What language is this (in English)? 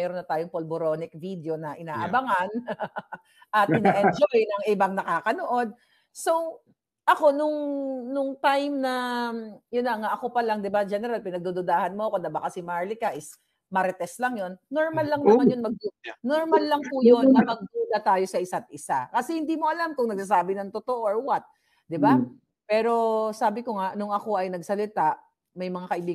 Filipino